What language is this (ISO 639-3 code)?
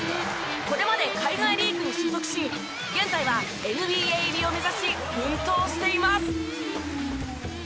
jpn